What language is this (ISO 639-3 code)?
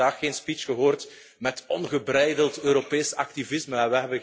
nld